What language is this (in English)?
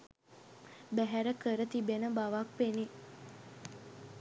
Sinhala